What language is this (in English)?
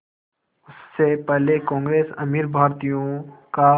Hindi